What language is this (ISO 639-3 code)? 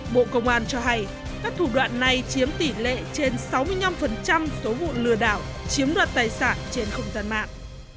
vie